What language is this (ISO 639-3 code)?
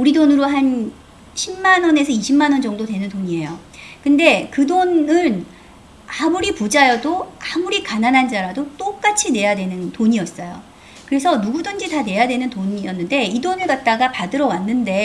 kor